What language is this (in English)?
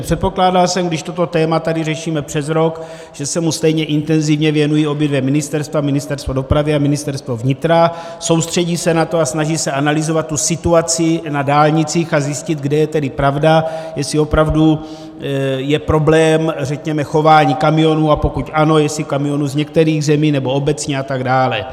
Czech